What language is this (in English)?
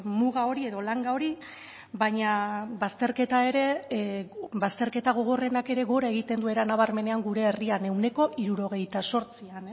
Basque